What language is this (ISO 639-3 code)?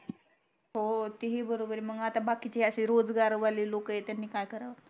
mar